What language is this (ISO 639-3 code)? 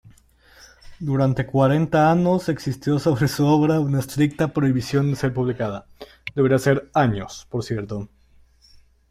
spa